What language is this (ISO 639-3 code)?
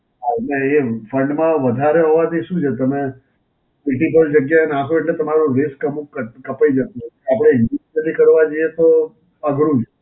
guj